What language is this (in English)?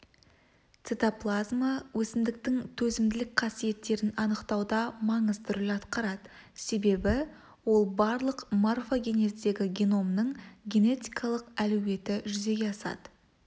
Kazakh